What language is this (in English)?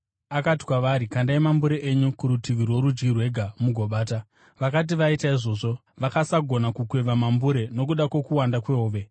Shona